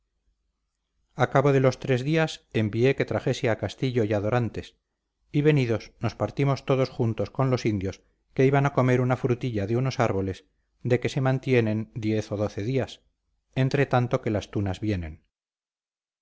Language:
Spanish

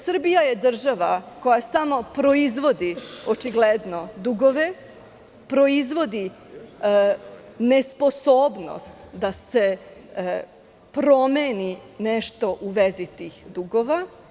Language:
Serbian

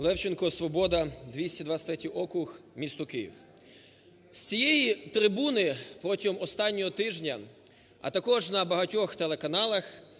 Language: Ukrainian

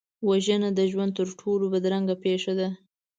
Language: Pashto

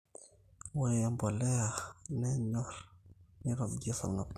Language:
Masai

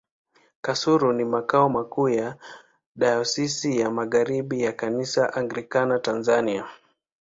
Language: Swahili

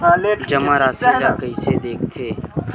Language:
Chhattisgarhi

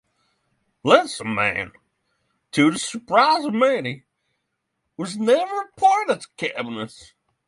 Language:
English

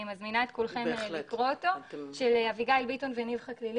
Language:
Hebrew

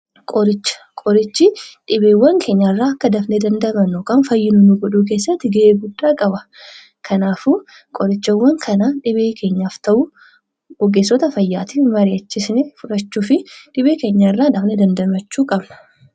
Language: Oromo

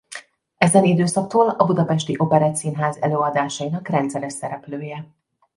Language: Hungarian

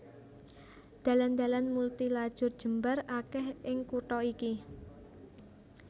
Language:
Javanese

